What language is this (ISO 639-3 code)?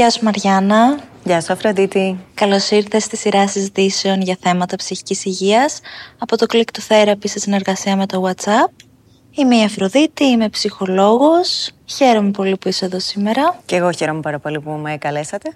ell